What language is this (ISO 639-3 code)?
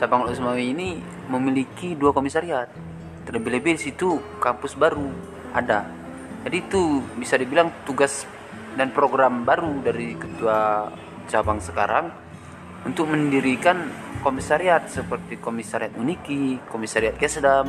ind